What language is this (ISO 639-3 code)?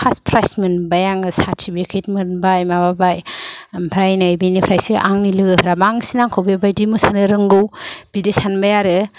brx